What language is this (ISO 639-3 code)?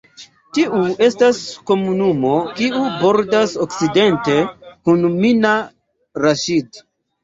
epo